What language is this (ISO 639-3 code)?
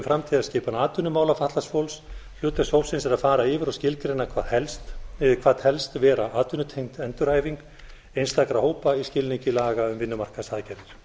isl